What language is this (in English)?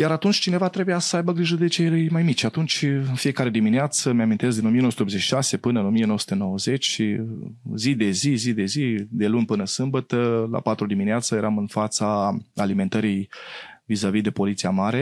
Romanian